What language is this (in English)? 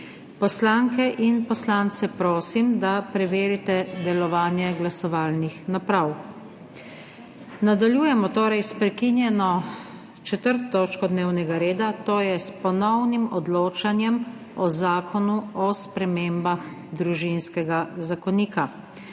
Slovenian